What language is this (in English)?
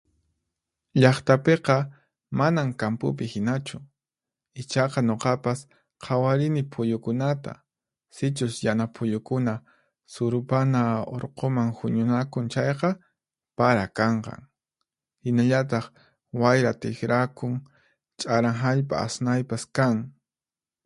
Puno Quechua